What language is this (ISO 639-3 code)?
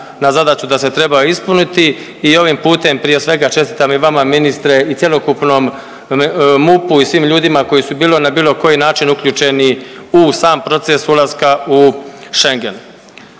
hrv